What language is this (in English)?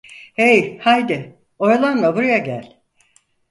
Turkish